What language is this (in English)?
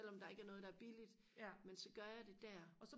Danish